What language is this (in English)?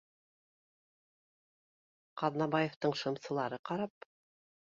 Bashkir